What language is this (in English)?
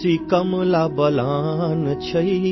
Hindi